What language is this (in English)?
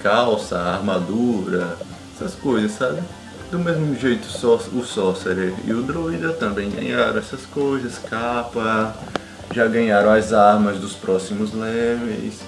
Portuguese